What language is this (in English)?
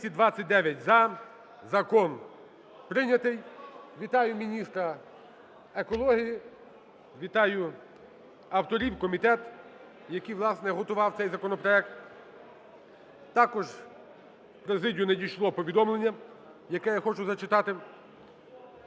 Ukrainian